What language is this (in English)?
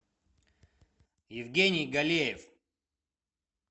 Russian